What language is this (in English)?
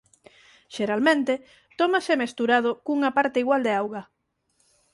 Galician